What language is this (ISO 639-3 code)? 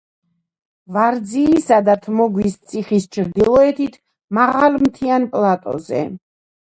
kat